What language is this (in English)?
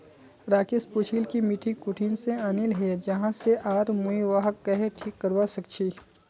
Magahi